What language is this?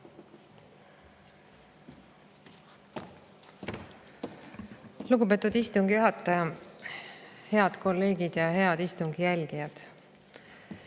Estonian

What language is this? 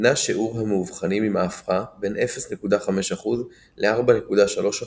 Hebrew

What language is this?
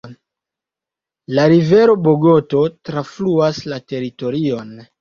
Esperanto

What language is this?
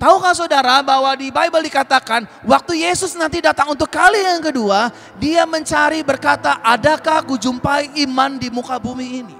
Indonesian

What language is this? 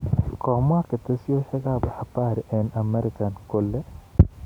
Kalenjin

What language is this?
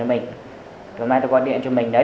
Vietnamese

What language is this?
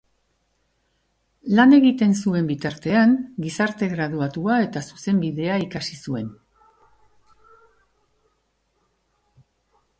Basque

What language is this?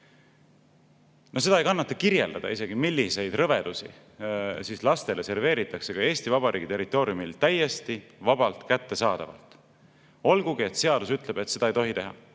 Estonian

